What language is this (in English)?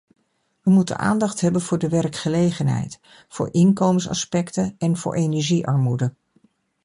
Dutch